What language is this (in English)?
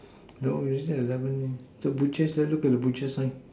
English